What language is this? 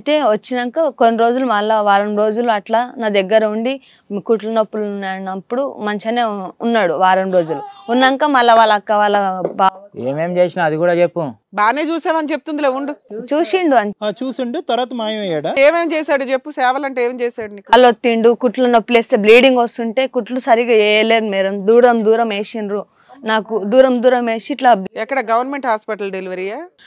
Telugu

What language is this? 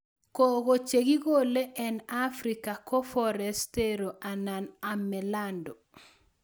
Kalenjin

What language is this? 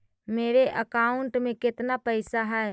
Magahi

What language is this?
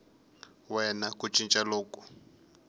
Tsonga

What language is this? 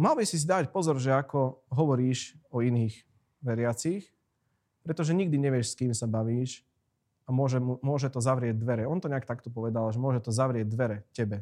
Slovak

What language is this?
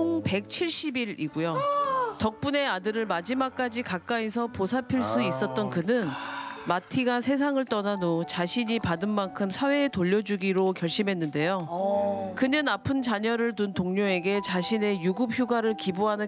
Korean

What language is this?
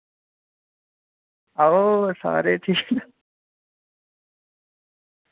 Dogri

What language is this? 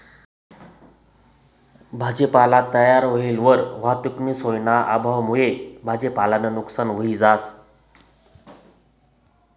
Marathi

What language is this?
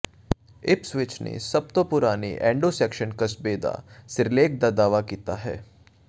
Punjabi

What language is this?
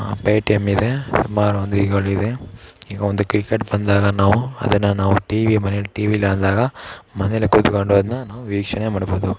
Kannada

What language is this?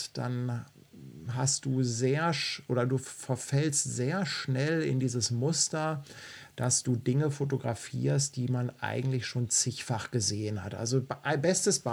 German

